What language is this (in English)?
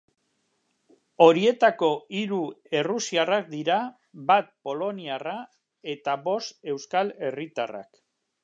Basque